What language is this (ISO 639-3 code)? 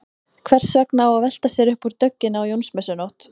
isl